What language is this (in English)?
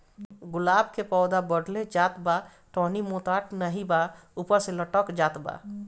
Bhojpuri